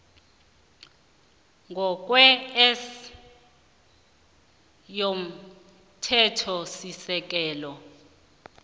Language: South Ndebele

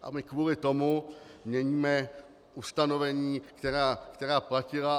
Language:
Czech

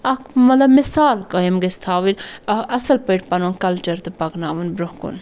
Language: Kashmiri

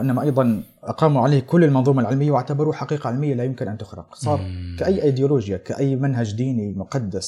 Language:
Arabic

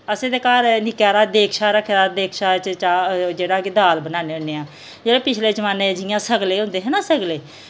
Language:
Dogri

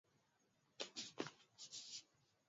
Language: Swahili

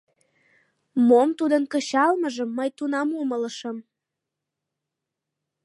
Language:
Mari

